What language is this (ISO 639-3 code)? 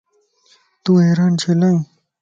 lss